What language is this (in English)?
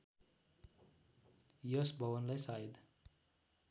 Nepali